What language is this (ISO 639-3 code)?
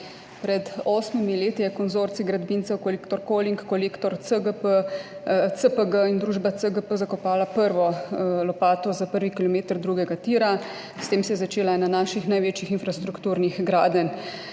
slv